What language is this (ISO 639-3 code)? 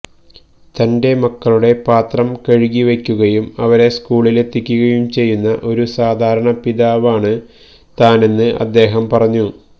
mal